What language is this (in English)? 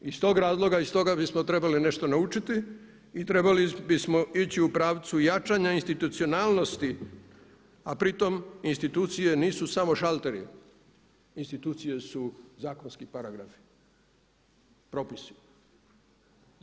Croatian